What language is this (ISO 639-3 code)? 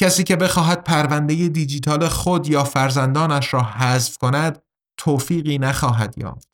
fas